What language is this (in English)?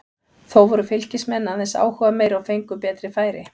Icelandic